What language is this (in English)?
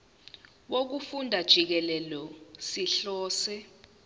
Zulu